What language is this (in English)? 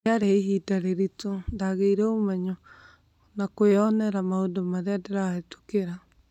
Kikuyu